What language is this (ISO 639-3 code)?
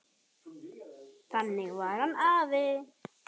isl